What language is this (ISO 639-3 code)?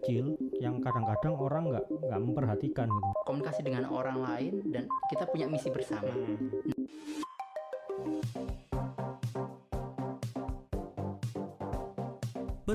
ind